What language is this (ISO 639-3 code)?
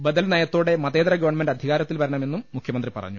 mal